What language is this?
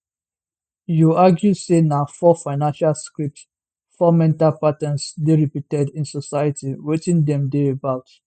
Nigerian Pidgin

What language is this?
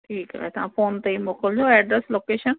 Sindhi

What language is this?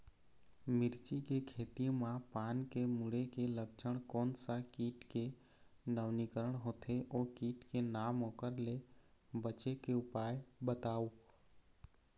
Chhattisgarhi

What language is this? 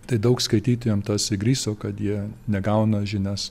Lithuanian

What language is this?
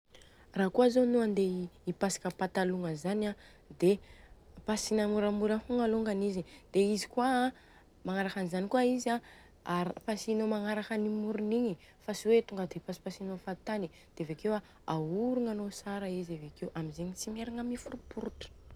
Southern Betsimisaraka Malagasy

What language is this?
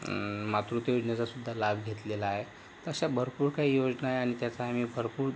Marathi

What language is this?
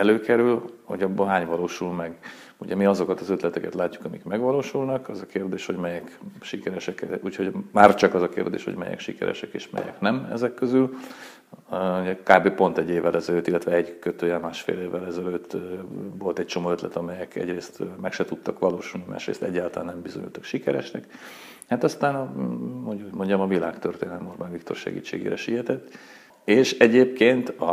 Hungarian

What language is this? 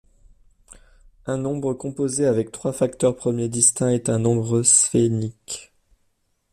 French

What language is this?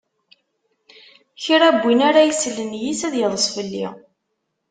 Kabyle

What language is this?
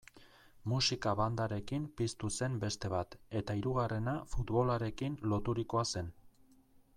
Basque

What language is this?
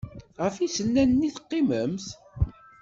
Kabyle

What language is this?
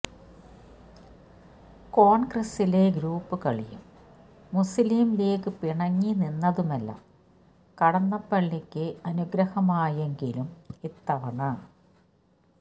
Malayalam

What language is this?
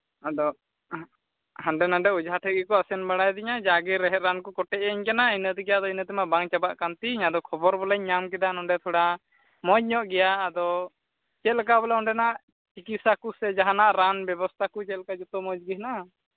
Santali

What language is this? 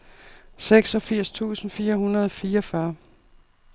Danish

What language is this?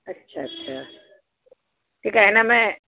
Sindhi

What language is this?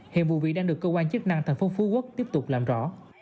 Vietnamese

